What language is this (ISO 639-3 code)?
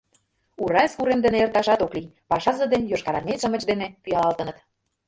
chm